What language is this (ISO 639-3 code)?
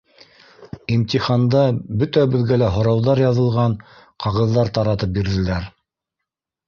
bak